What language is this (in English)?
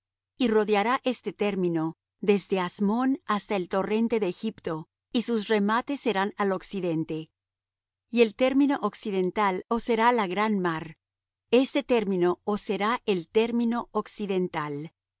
Spanish